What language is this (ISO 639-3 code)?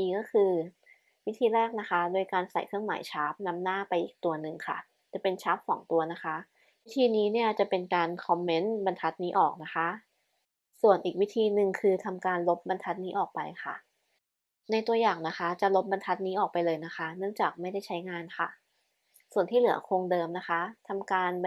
tha